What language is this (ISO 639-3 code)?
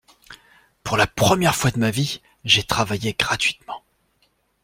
fra